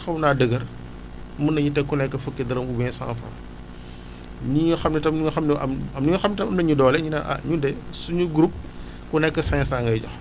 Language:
Wolof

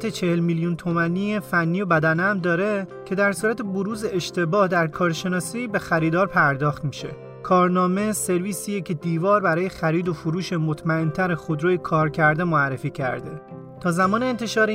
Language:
Persian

